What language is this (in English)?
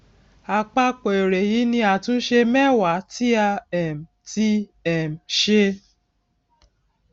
Yoruba